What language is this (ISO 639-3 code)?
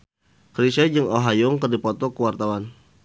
sun